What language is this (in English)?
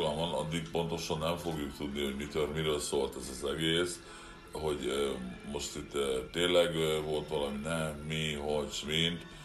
Hungarian